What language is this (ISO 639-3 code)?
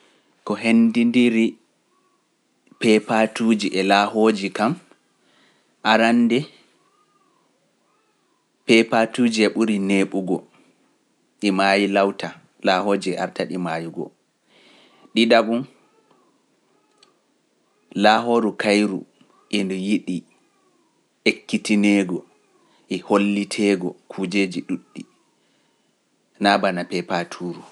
fuf